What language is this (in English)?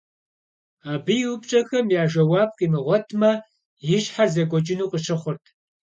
Kabardian